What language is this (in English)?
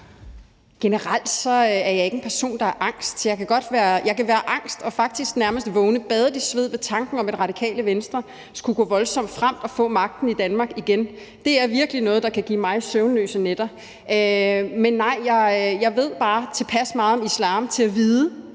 Danish